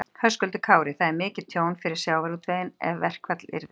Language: Icelandic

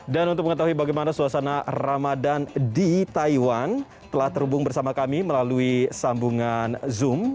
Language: Indonesian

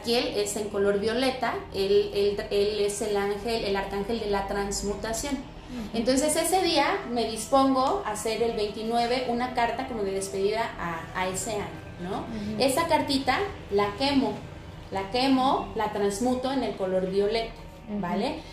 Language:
Spanish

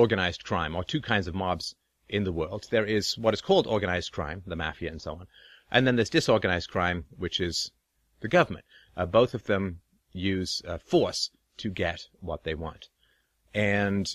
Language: English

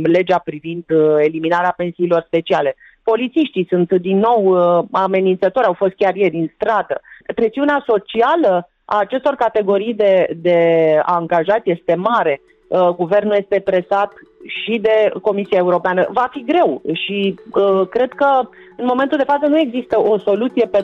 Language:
Romanian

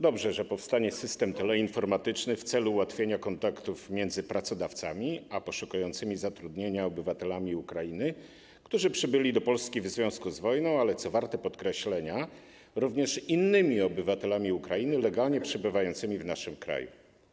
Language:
Polish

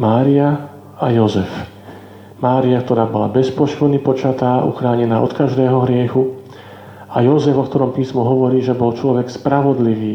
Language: Slovak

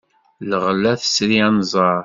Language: Kabyle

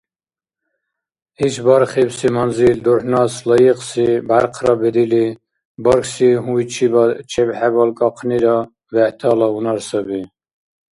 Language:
Dargwa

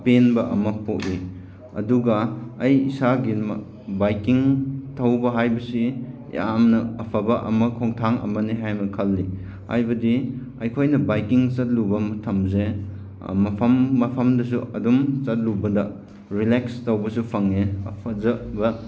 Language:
Manipuri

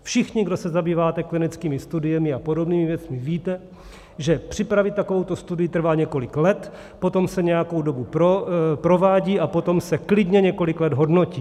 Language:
Czech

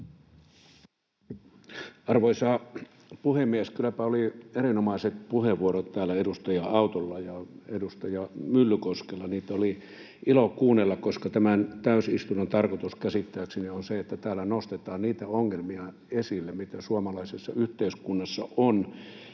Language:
Finnish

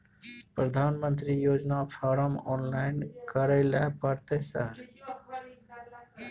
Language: Maithili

